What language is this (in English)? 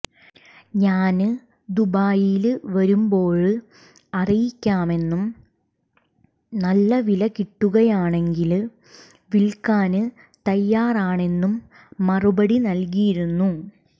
Malayalam